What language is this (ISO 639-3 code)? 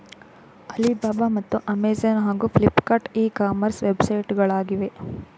kan